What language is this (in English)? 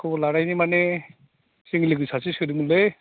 Bodo